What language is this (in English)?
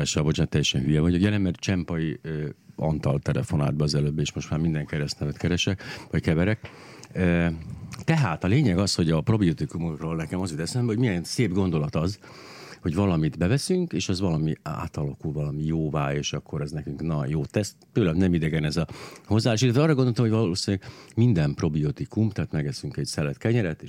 Hungarian